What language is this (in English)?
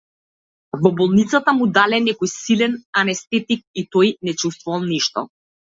Macedonian